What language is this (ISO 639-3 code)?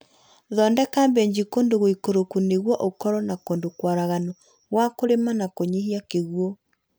kik